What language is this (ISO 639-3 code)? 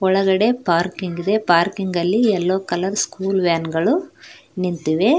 kan